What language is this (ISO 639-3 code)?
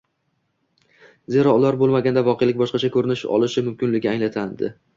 uzb